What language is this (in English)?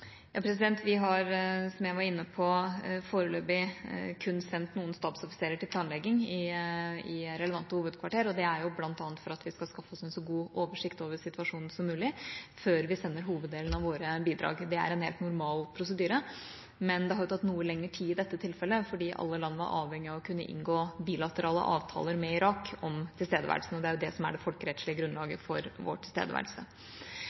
Norwegian Bokmål